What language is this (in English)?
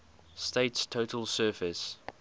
English